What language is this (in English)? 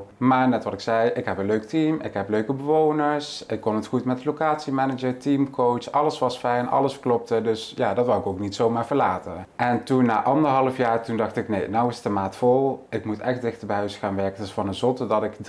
Dutch